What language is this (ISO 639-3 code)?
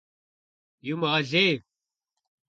kbd